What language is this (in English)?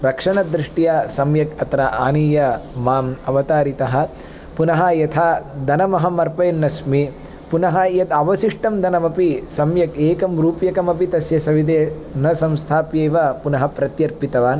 Sanskrit